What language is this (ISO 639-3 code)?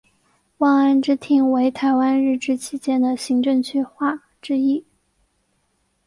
zho